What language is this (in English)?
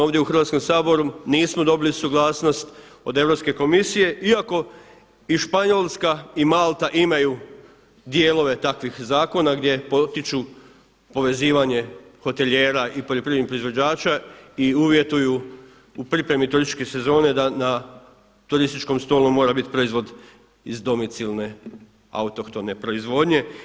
Croatian